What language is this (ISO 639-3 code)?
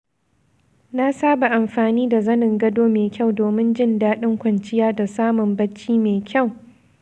hau